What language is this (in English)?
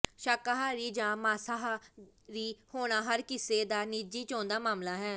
Punjabi